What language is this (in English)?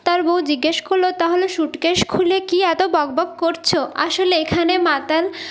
Bangla